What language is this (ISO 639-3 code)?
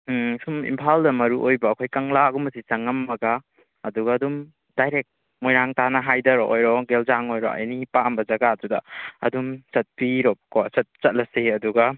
mni